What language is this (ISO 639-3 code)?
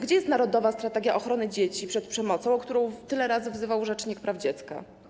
pol